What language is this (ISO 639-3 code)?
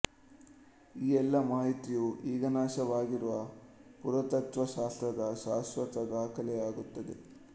kan